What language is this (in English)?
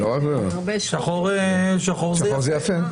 Hebrew